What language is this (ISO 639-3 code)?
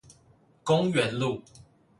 zho